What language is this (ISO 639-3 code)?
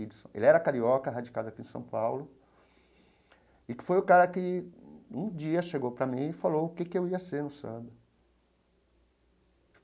por